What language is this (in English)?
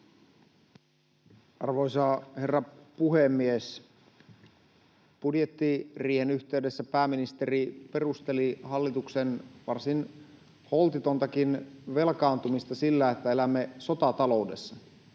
Finnish